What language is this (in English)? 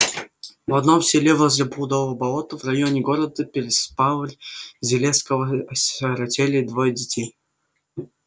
Russian